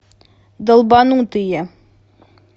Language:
Russian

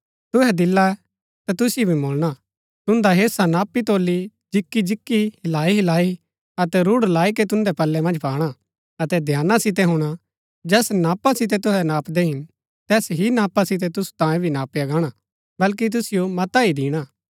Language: Gaddi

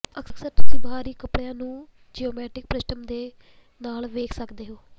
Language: Punjabi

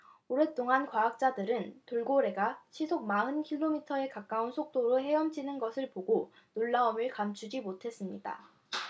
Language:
Korean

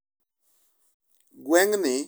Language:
Luo (Kenya and Tanzania)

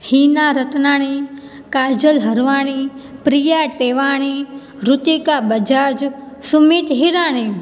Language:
Sindhi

